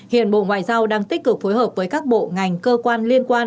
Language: Vietnamese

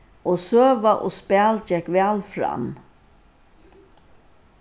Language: Faroese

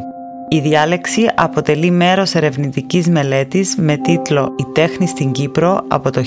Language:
Greek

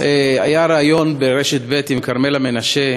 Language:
Hebrew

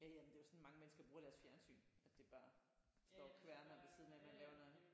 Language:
Danish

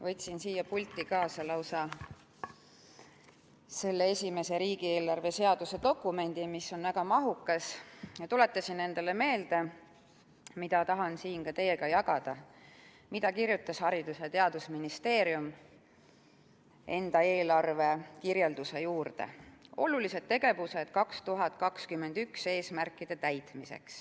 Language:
Estonian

